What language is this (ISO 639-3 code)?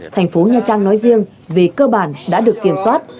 vie